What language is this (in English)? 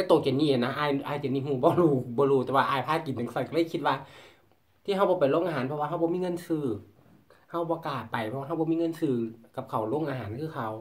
Thai